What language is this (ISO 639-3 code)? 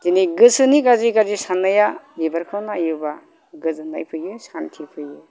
brx